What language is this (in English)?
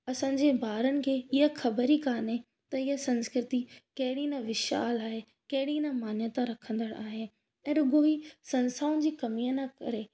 Sindhi